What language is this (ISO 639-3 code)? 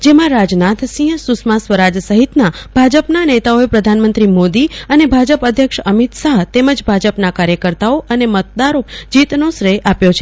guj